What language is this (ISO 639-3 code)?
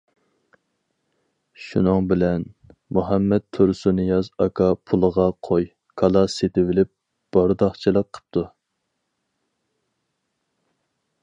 uig